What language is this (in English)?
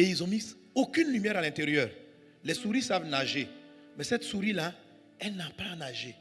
French